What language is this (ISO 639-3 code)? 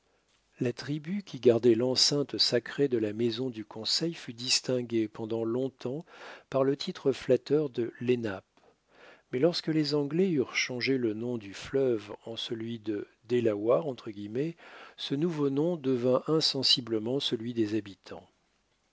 fra